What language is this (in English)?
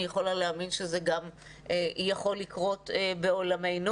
Hebrew